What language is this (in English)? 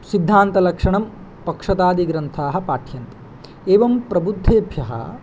Sanskrit